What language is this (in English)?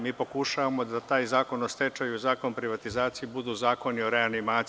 Serbian